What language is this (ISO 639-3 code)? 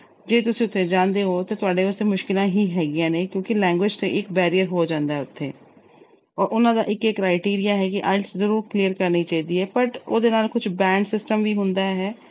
pan